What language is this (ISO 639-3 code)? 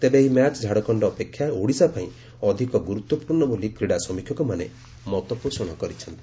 ori